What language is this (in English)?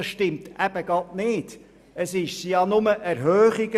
Swiss German